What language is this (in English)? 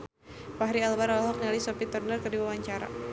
Sundanese